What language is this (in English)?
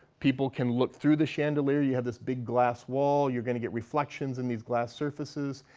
English